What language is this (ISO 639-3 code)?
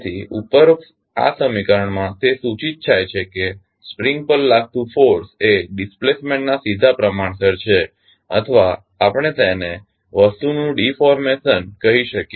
guj